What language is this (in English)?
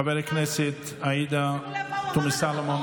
Hebrew